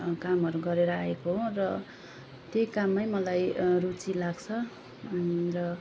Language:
Nepali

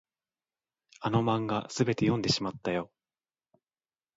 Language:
Japanese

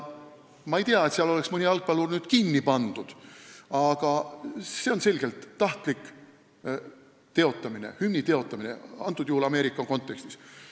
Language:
Estonian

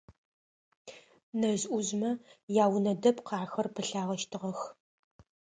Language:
Adyghe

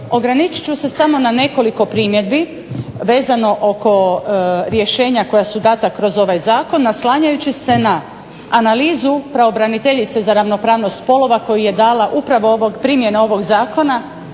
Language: Croatian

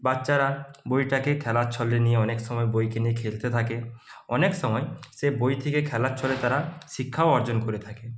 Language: Bangla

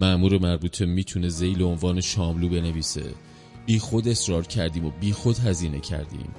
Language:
Persian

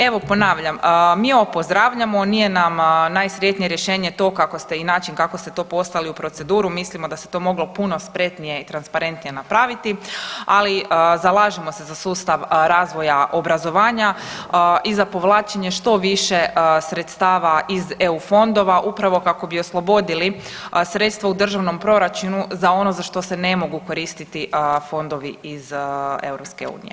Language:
Croatian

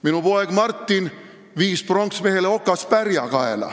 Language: Estonian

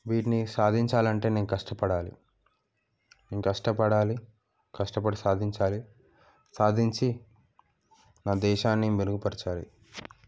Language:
Telugu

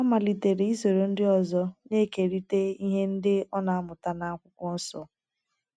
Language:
Igbo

